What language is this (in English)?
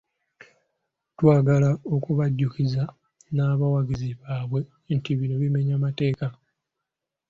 Ganda